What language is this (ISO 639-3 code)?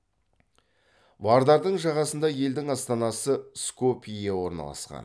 kaz